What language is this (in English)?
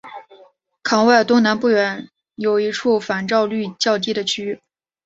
Chinese